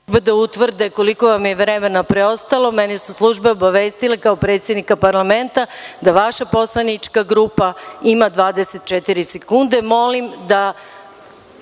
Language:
Serbian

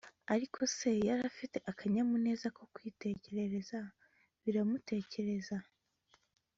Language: Kinyarwanda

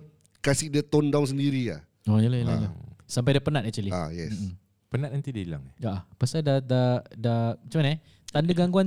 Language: Malay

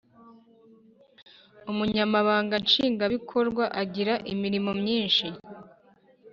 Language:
Kinyarwanda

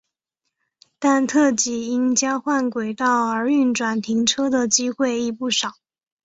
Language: Chinese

